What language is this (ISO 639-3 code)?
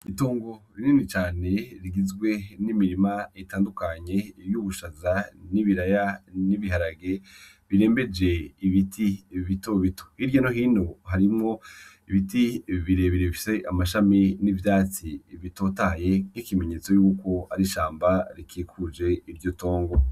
run